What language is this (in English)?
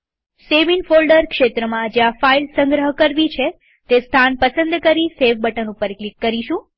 Gujarati